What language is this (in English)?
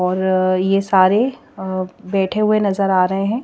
Hindi